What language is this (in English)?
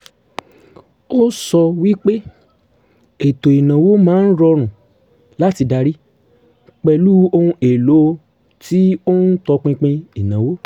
Yoruba